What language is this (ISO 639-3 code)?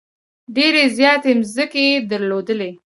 pus